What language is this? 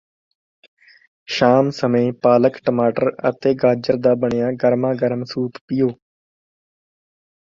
Punjabi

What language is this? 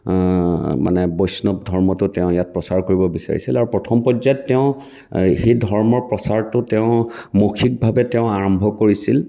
Assamese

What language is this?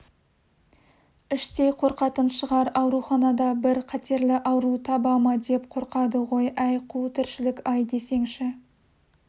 Kazakh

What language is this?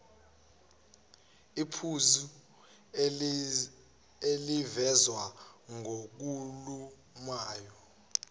Zulu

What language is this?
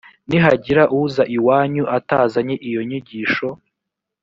Kinyarwanda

